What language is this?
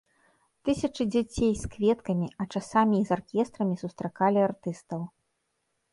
Belarusian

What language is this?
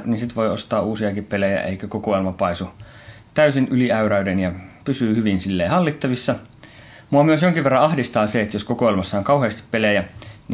Finnish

